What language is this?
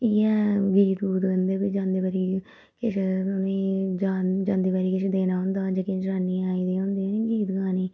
Dogri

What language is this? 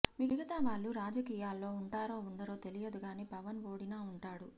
Telugu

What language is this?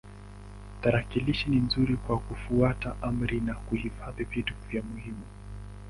Swahili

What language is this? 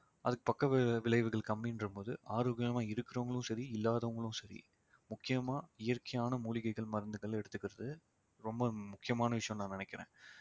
Tamil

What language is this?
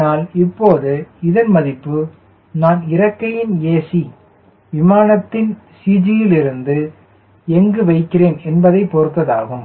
Tamil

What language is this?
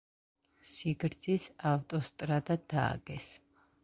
Georgian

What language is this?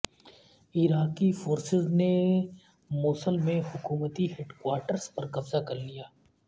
Urdu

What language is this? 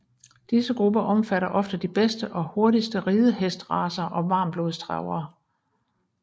Danish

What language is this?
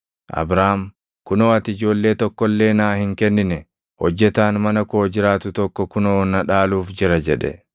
Oromo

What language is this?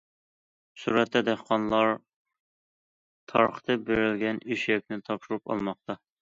Uyghur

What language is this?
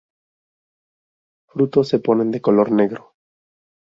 Spanish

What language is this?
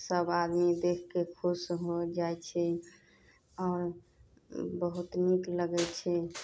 Maithili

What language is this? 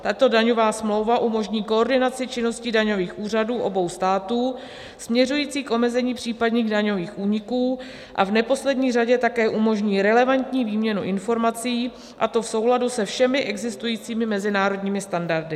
Czech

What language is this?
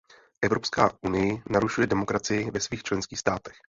Czech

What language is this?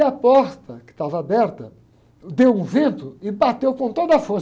Portuguese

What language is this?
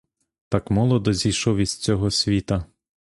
Ukrainian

